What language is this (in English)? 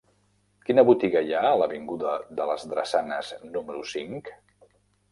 Catalan